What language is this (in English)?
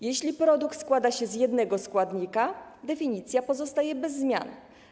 Polish